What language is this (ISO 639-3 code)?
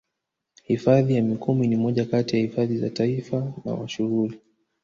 swa